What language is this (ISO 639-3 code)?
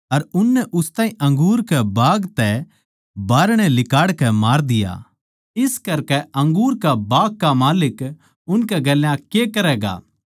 bgc